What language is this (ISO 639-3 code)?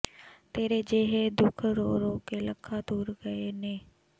pan